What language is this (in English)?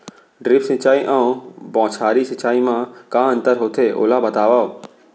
Chhattisgarhi